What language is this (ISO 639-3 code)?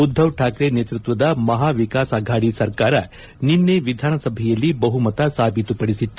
kan